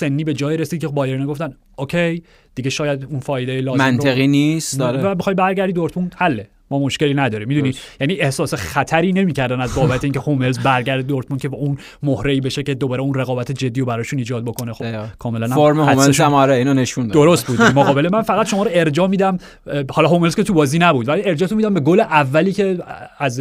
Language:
Persian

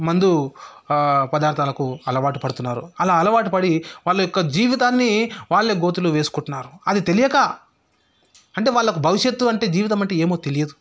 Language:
Telugu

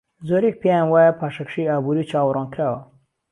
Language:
Central Kurdish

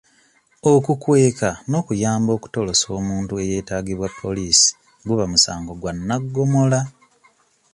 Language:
Ganda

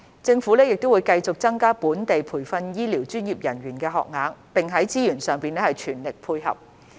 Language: Cantonese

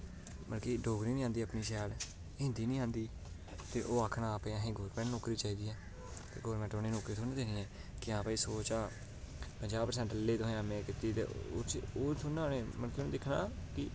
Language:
Dogri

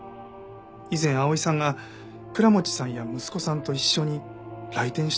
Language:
Japanese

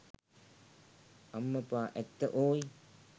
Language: Sinhala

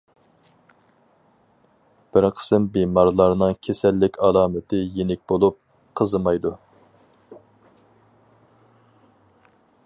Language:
Uyghur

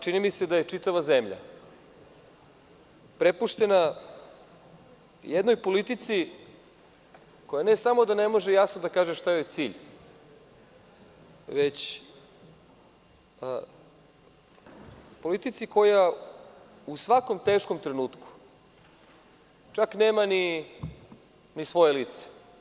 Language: Serbian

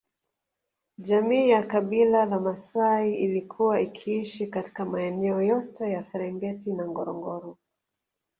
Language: Swahili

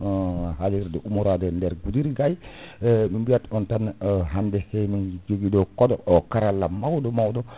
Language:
Fula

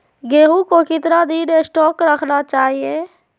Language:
Magahi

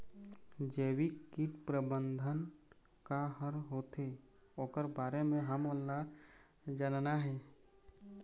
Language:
Chhattisgarhi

